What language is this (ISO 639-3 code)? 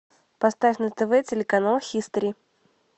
rus